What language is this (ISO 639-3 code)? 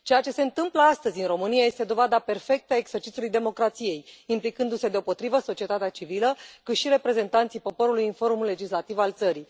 ron